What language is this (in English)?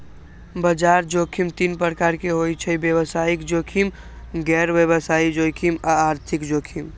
Magahi